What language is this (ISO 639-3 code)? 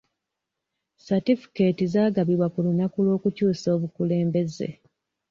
lug